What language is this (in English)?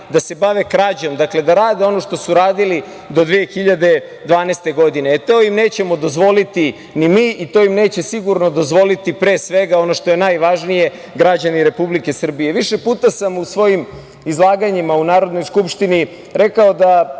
Serbian